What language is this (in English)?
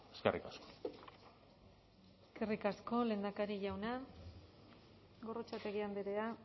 Basque